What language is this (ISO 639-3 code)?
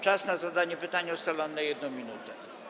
pol